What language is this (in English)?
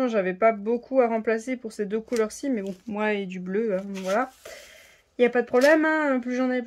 French